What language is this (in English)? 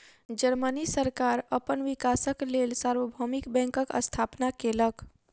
Maithili